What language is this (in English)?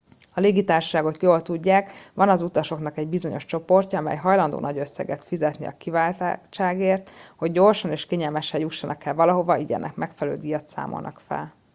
Hungarian